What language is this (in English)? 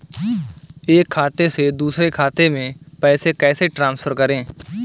Hindi